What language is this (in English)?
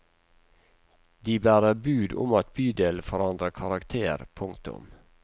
Norwegian